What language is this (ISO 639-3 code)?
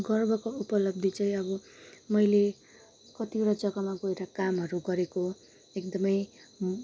nep